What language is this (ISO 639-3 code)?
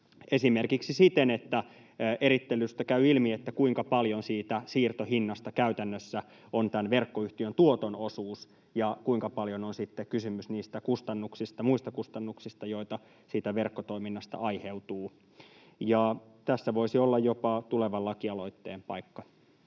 fin